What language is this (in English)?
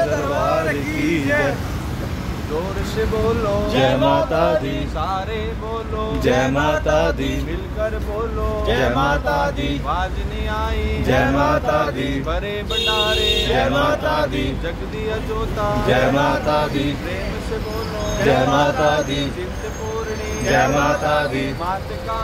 Hindi